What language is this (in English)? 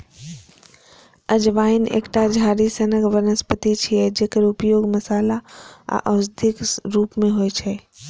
Maithili